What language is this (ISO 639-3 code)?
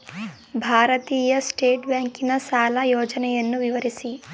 kan